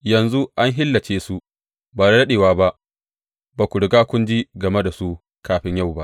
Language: Hausa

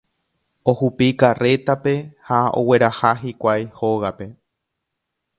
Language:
Guarani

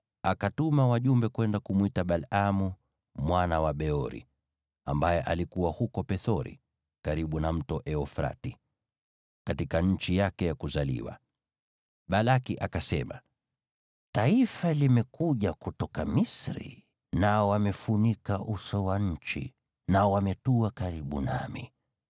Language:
Swahili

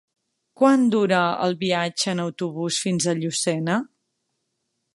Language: Catalan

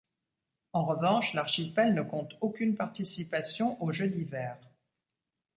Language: French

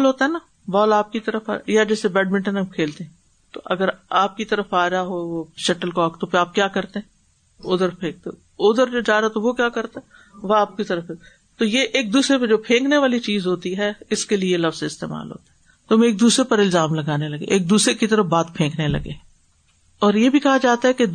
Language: Urdu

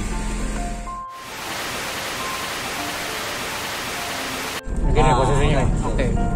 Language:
Indonesian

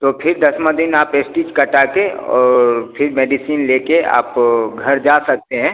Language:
Hindi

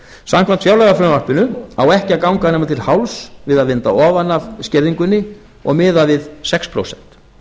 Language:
Icelandic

